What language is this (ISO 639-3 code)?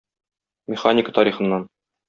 tat